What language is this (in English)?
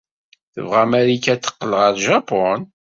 Kabyle